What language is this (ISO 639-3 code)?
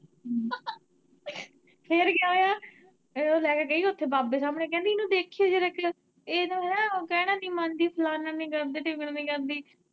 pan